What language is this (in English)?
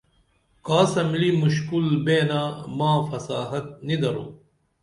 Dameli